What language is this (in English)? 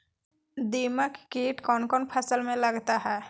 Magahi